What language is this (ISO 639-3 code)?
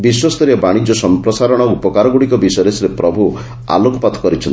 ori